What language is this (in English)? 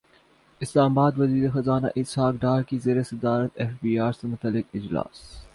Urdu